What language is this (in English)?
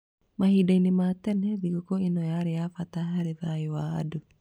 Kikuyu